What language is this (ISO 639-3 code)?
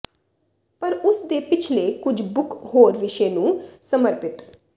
pan